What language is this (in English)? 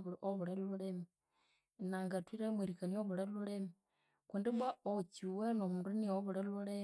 Konzo